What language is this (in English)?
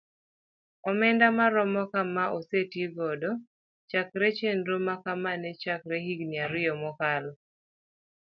Luo (Kenya and Tanzania)